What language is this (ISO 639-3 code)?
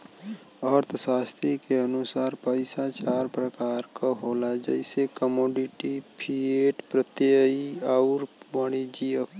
bho